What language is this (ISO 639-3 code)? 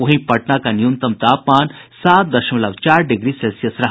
hin